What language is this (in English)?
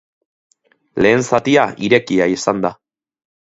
Basque